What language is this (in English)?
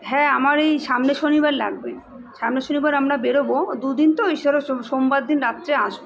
Bangla